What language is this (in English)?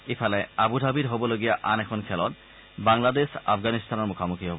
Assamese